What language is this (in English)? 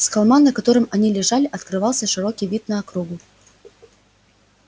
Russian